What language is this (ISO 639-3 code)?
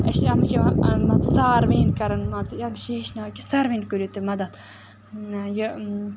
kas